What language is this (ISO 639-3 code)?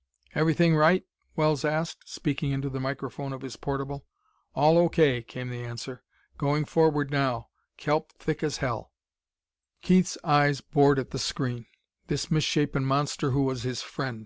eng